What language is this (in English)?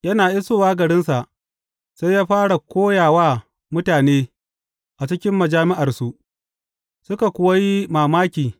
Hausa